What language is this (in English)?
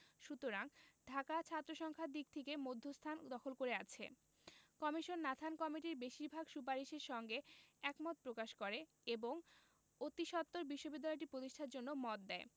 Bangla